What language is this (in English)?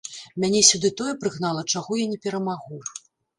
Belarusian